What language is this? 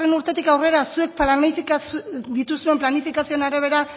Basque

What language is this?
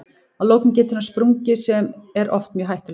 Icelandic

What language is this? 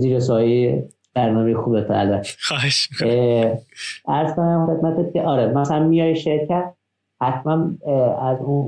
Persian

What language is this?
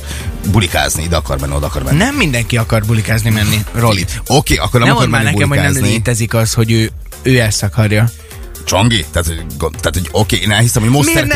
Hungarian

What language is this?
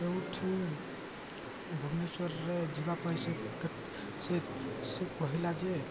Odia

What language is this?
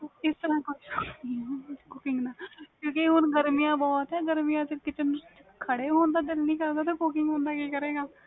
Punjabi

